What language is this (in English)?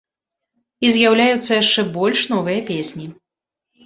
Belarusian